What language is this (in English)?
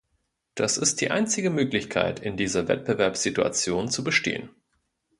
German